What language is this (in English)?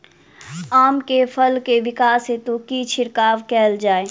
Maithili